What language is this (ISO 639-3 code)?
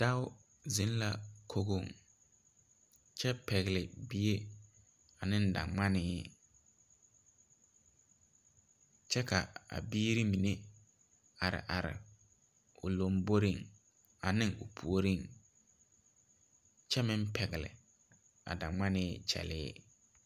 dga